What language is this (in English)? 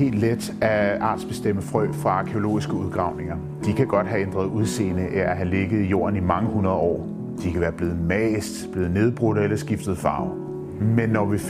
Danish